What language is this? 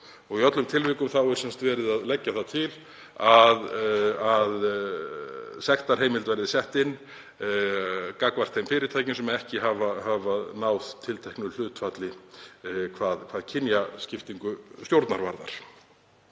Icelandic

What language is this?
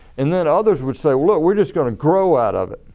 English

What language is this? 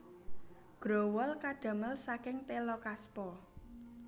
Javanese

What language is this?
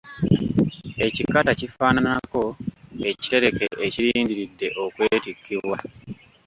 Ganda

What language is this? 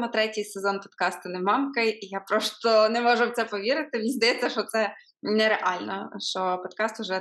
Ukrainian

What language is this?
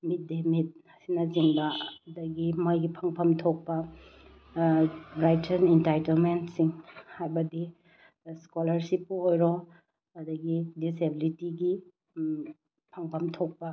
Manipuri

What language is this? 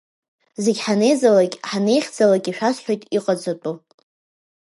Abkhazian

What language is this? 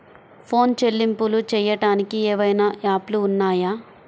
Telugu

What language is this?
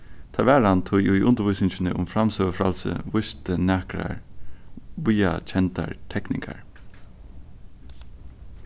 Faroese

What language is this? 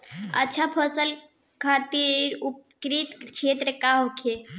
Bhojpuri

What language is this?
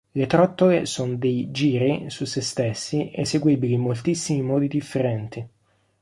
Italian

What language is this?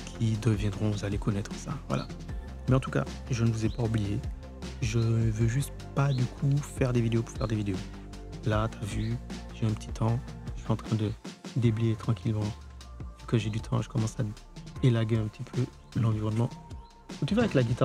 French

